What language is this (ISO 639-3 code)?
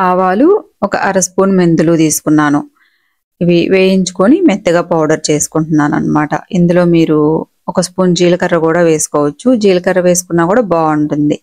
tel